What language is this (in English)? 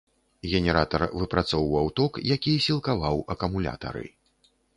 Belarusian